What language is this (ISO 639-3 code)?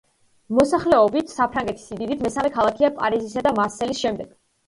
kat